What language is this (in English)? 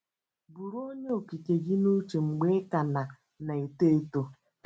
Igbo